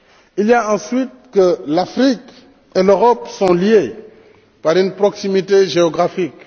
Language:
French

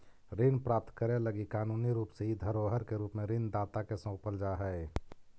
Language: Magahi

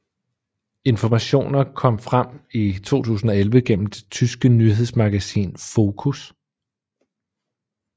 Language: Danish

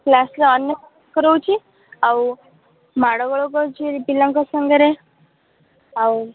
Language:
Odia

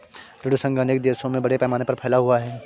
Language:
Hindi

